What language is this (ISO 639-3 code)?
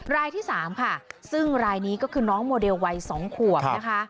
tha